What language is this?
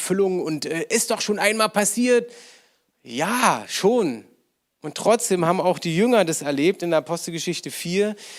German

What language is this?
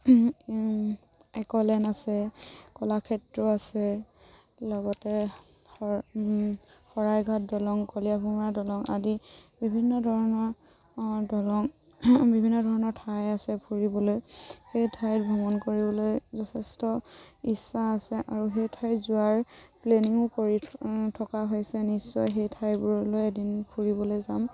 Assamese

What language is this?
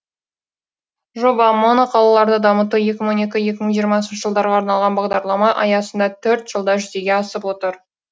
Kazakh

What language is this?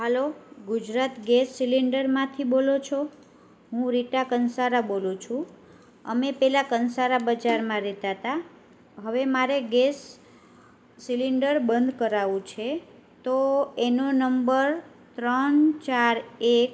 Gujarati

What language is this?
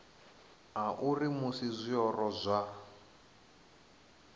Venda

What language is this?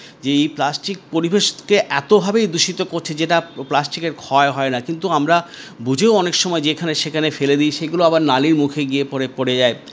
Bangla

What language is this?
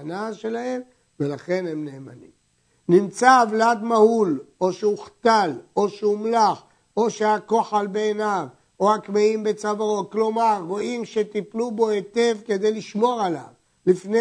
Hebrew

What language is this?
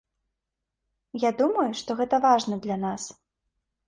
Belarusian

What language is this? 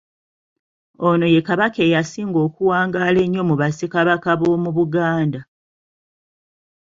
Ganda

